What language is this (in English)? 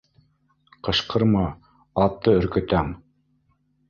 Bashkir